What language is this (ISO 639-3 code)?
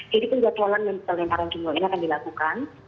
ind